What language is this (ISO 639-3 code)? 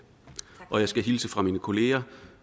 dan